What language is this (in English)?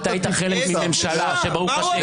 Hebrew